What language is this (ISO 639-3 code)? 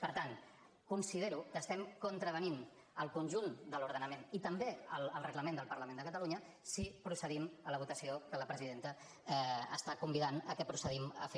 cat